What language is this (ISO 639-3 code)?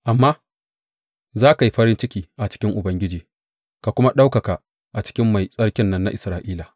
hau